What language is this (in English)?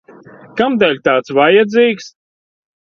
Latvian